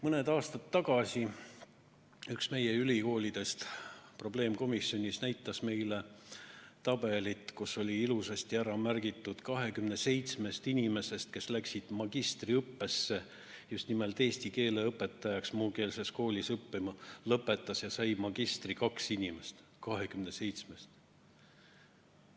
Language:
Estonian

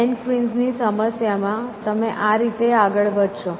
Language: Gujarati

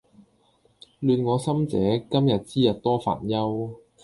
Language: Cantonese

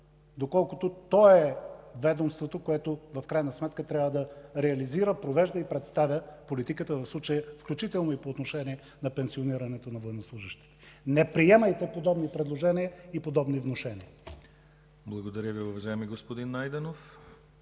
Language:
Bulgarian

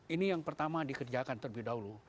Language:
Indonesian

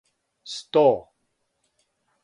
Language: Serbian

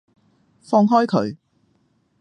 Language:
Cantonese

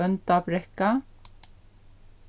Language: Faroese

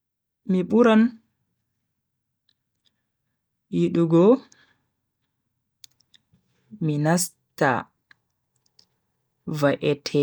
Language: Bagirmi Fulfulde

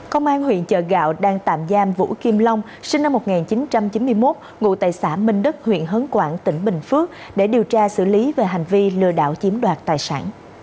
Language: Vietnamese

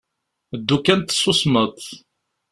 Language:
Kabyle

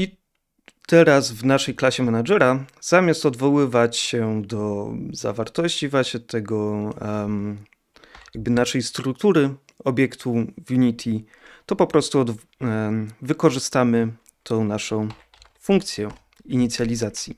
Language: Polish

